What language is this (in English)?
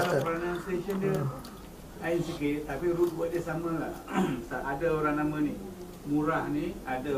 Malay